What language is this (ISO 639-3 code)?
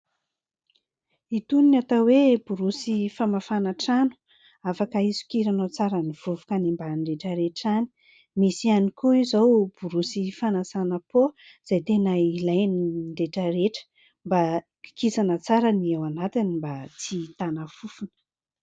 mlg